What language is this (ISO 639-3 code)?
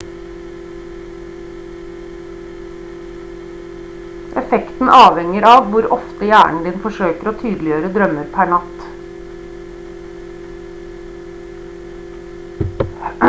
nob